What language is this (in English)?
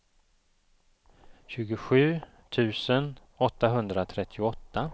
Swedish